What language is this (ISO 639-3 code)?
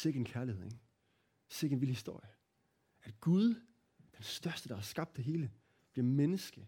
dan